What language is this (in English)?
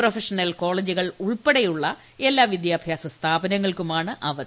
Malayalam